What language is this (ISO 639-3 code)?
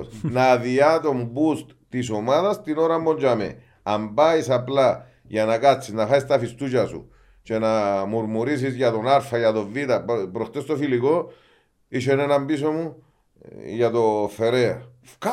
ell